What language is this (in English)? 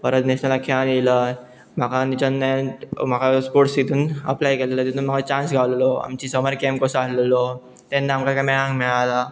Konkani